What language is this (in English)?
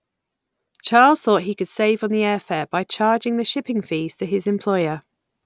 English